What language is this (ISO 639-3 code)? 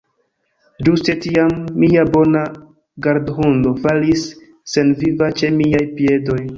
epo